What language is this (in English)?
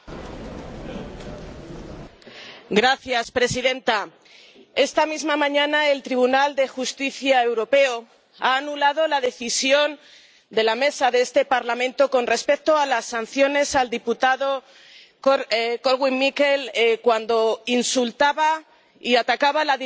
Spanish